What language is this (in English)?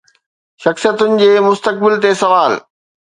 Sindhi